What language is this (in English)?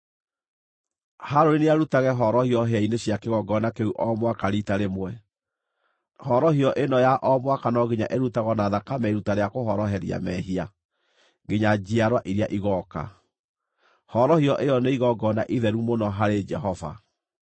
Kikuyu